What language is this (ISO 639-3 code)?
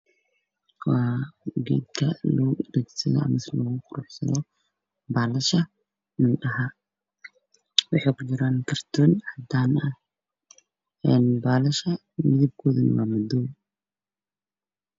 som